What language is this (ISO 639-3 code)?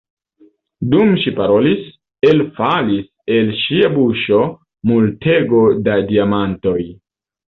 epo